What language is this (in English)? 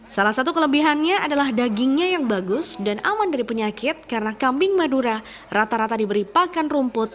Indonesian